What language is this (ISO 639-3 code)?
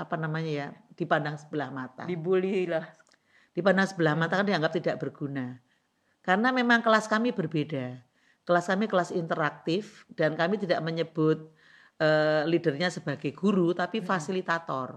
ind